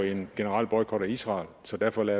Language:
Danish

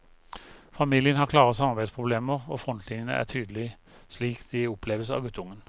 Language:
Norwegian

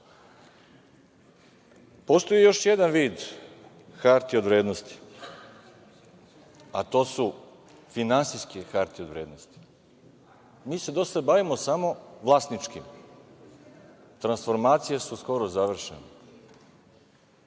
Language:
Serbian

